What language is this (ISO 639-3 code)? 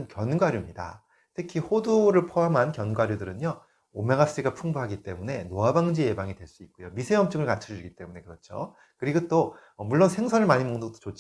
kor